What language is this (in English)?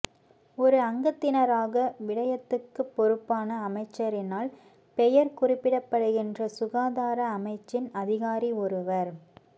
Tamil